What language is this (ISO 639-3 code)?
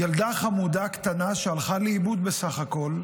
heb